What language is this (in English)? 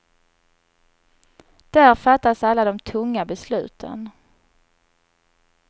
Swedish